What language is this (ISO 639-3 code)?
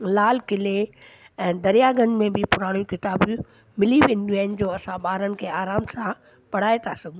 snd